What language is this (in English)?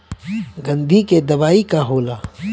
Bhojpuri